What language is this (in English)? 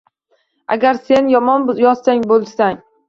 Uzbek